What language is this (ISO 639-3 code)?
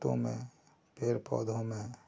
hin